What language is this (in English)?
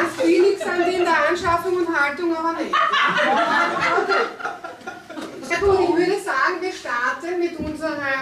German